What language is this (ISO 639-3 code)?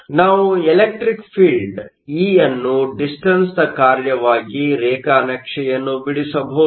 kan